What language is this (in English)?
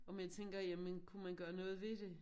Danish